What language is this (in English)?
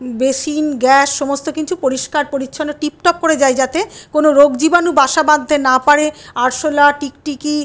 Bangla